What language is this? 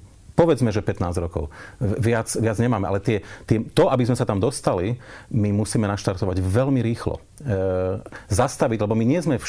Slovak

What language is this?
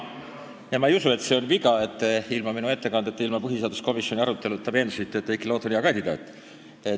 Estonian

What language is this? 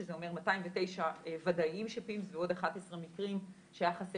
Hebrew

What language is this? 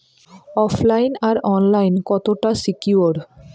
Bangla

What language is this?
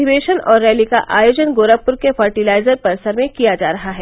Hindi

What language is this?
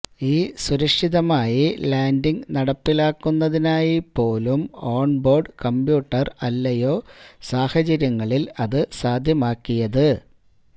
Malayalam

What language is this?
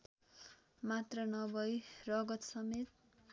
Nepali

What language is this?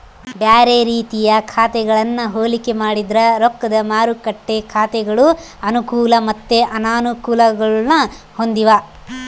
Kannada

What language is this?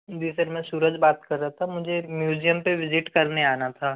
Hindi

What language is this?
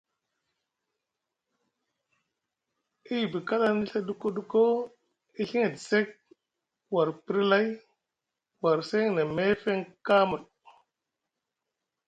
Musgu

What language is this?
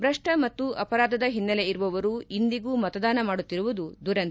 Kannada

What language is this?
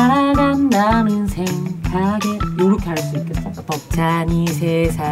Korean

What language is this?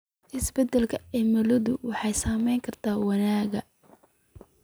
Somali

